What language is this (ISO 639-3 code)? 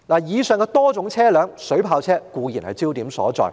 yue